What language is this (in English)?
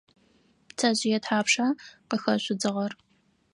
Adyghe